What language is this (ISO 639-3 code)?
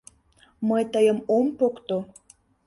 chm